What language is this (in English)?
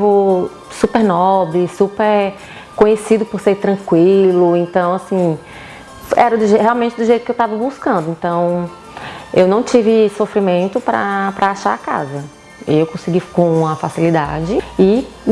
Portuguese